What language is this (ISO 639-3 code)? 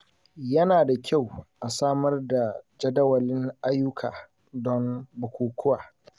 hau